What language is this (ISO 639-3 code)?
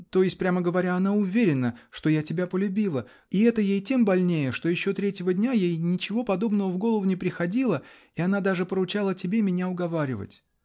rus